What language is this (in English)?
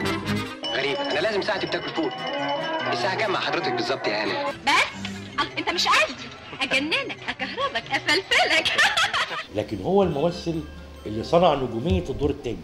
Arabic